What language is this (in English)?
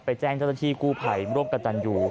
Thai